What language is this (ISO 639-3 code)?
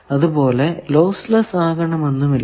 mal